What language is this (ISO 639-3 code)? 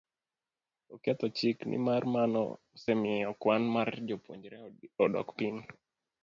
luo